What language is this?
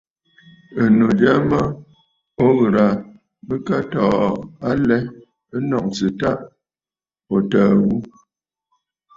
Bafut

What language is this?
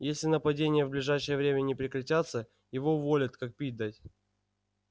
Russian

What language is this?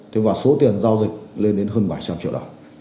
Vietnamese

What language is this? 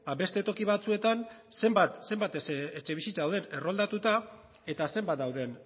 Basque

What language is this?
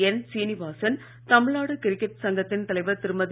Tamil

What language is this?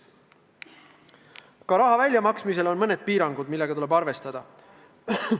Estonian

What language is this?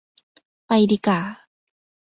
Thai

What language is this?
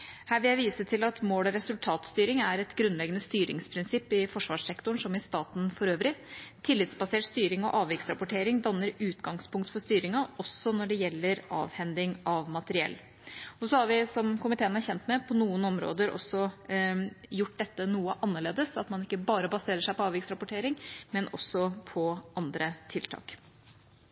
Norwegian Bokmål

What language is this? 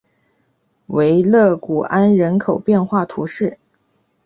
Chinese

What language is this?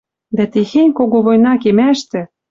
Western Mari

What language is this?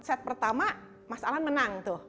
Indonesian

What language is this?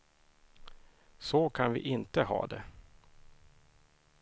Swedish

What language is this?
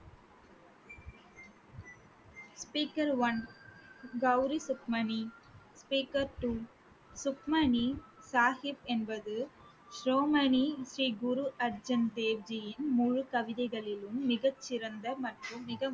Tamil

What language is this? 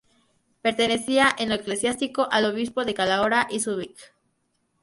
Spanish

